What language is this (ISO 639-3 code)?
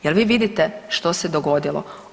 hrv